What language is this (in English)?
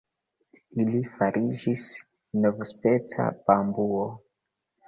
Esperanto